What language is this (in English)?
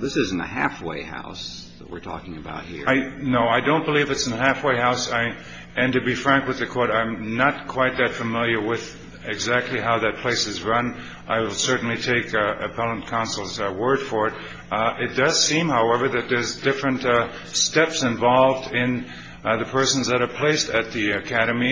English